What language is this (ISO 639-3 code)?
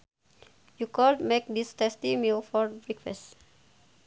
sun